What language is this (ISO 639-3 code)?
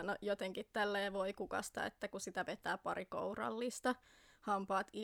fin